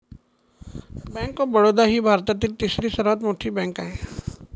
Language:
Marathi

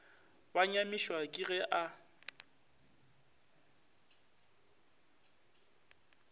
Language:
Northern Sotho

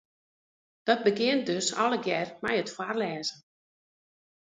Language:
Western Frisian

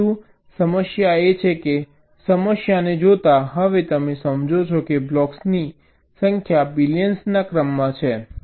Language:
Gujarati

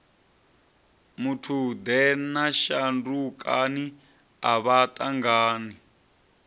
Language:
Venda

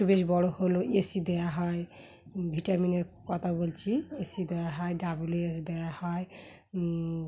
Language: Bangla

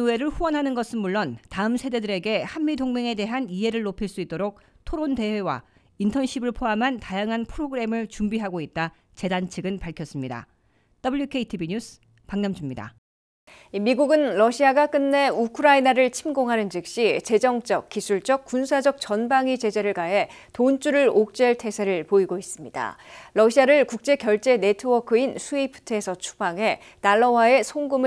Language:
Korean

